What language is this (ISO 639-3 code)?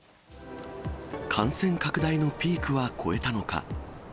jpn